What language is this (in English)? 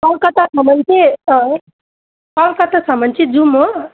Nepali